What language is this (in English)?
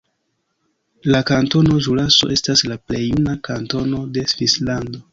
Esperanto